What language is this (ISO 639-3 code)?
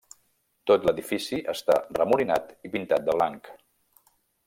cat